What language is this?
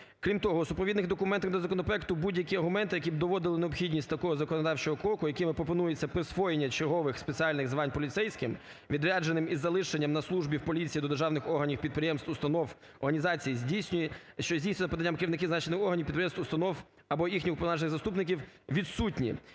Ukrainian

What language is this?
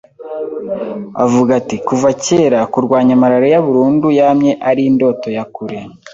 Kinyarwanda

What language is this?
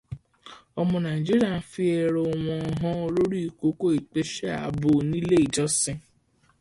Yoruba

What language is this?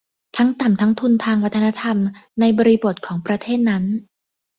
Thai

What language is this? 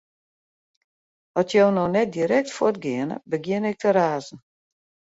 Western Frisian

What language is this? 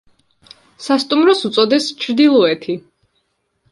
Georgian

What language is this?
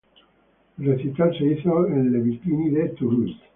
Spanish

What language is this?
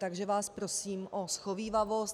Czech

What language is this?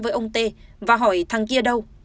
Vietnamese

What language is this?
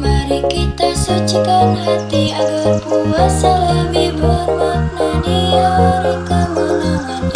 Malay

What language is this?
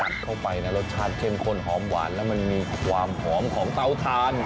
Thai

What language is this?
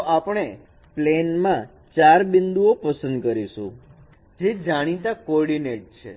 Gujarati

